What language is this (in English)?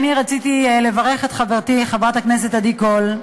Hebrew